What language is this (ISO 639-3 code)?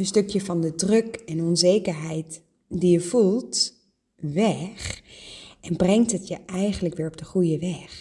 nld